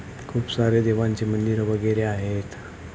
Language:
Marathi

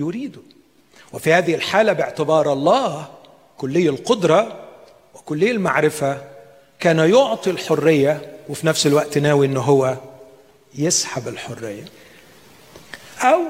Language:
Arabic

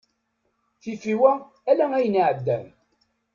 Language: Kabyle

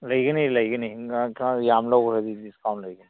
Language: Manipuri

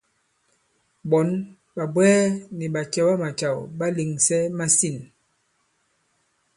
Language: Bankon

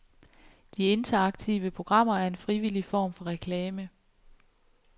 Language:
Danish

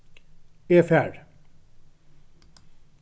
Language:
Faroese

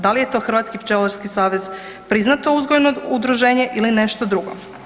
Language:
Croatian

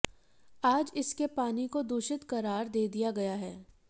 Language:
Hindi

